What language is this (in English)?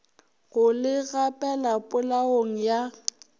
Northern Sotho